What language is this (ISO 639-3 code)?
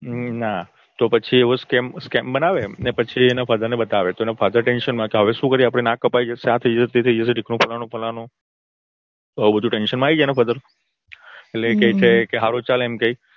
guj